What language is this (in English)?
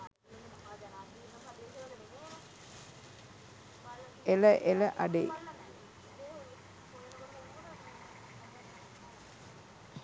Sinhala